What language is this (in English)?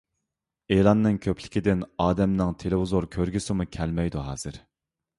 Uyghur